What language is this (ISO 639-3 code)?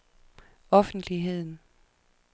dan